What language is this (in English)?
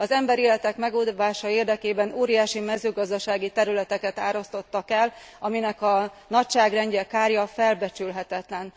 Hungarian